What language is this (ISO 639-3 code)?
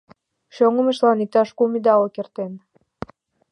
chm